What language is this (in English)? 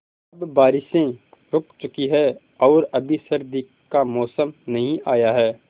Hindi